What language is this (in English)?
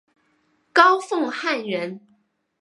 Chinese